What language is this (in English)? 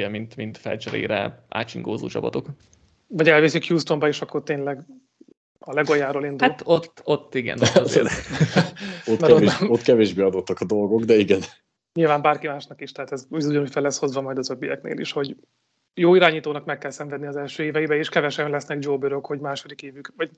Hungarian